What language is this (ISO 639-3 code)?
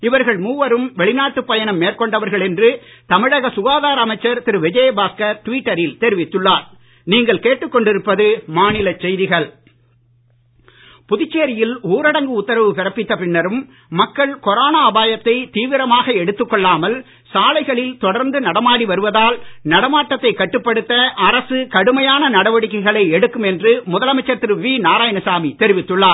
tam